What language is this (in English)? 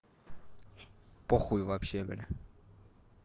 Russian